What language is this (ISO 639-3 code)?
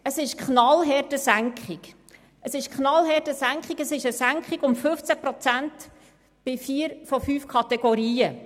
gsw